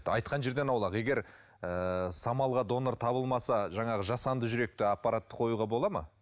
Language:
Kazakh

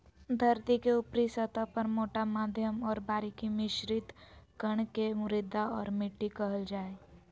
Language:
Magahi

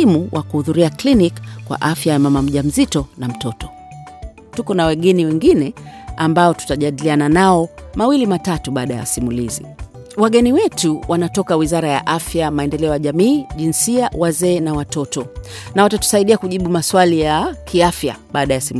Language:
Swahili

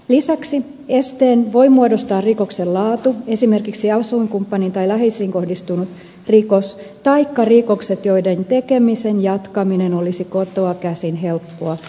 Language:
Finnish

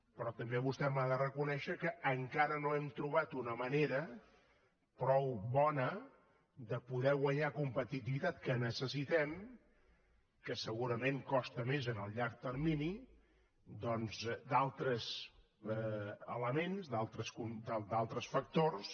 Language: Catalan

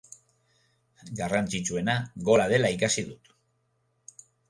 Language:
Basque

